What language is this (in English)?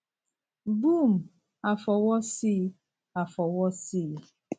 Yoruba